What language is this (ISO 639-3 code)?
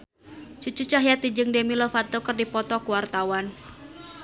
sun